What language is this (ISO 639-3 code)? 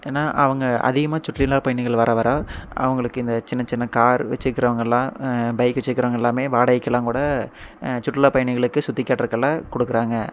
tam